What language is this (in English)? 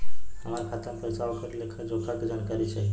Bhojpuri